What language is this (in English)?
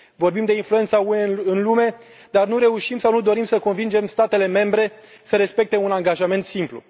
Romanian